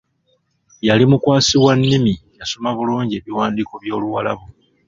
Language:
Ganda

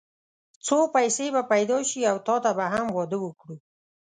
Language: Pashto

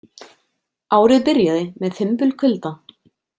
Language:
Icelandic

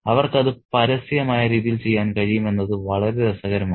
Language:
Malayalam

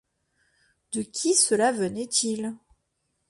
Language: French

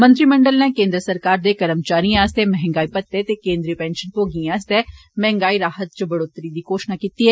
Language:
Dogri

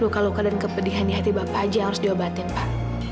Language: Indonesian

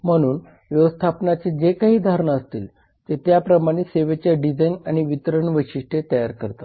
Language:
Marathi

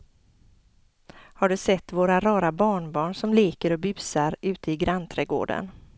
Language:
Swedish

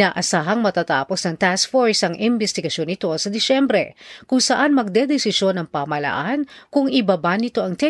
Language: Filipino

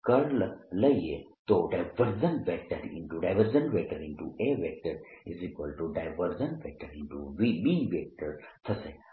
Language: Gujarati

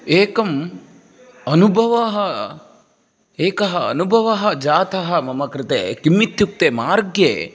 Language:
Sanskrit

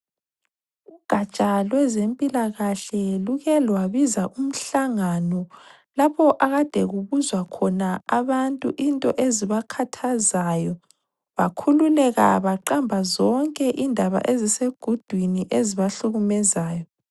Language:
North Ndebele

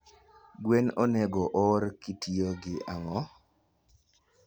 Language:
Luo (Kenya and Tanzania)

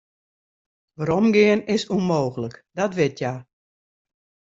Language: Western Frisian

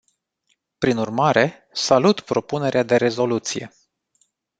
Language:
Romanian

